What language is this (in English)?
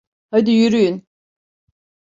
Turkish